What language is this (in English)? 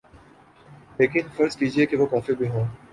Urdu